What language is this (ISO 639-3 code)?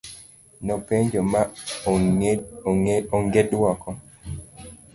luo